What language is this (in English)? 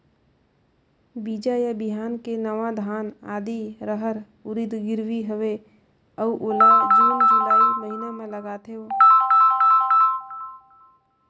Chhattisgarhi